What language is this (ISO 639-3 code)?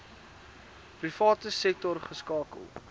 afr